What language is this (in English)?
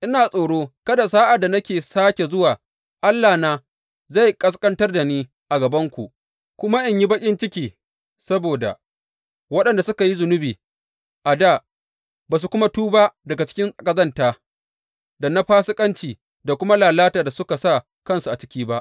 Hausa